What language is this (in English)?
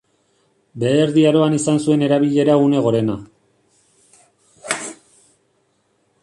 Basque